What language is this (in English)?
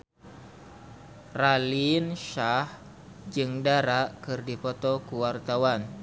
Sundanese